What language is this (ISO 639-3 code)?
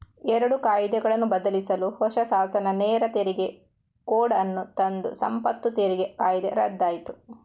kan